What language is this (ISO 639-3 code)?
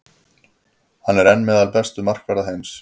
isl